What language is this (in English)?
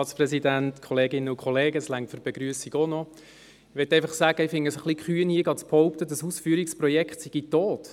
Swiss German